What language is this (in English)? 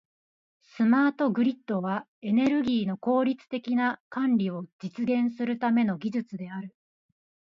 Japanese